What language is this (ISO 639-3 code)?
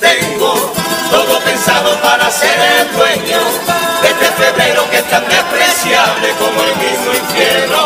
spa